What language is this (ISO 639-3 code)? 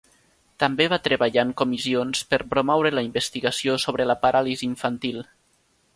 cat